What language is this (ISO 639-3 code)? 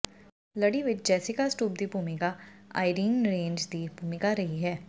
pan